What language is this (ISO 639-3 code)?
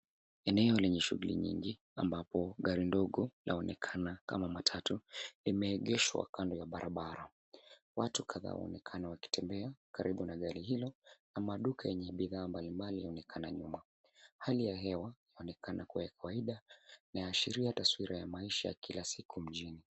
swa